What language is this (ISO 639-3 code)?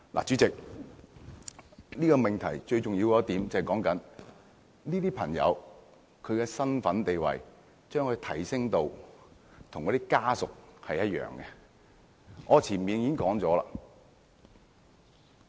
yue